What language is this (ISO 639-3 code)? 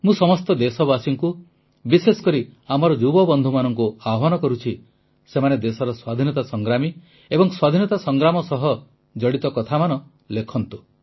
ori